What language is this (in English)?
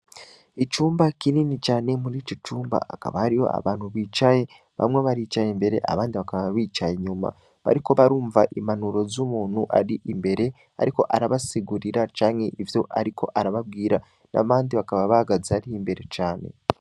Rundi